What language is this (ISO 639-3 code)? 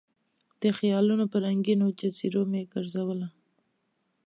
pus